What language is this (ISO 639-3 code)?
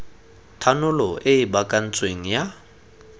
tsn